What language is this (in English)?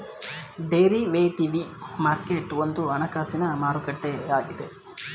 Kannada